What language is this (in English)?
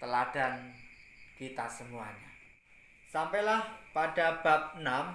Indonesian